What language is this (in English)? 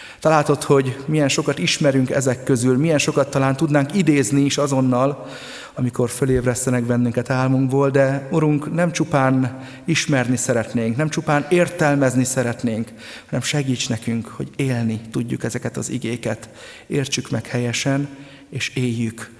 Hungarian